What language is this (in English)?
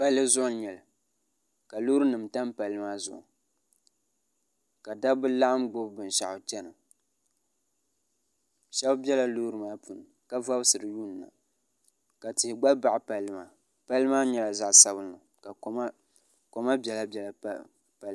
Dagbani